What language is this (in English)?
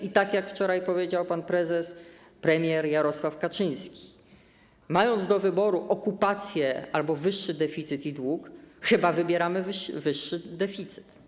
Polish